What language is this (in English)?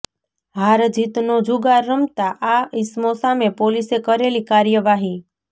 Gujarati